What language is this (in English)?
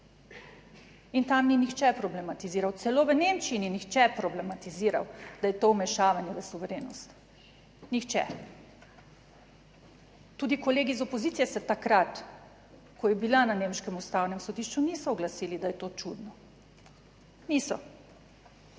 Slovenian